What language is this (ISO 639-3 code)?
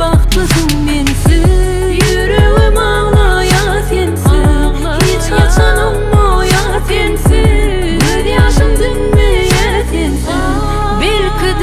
ara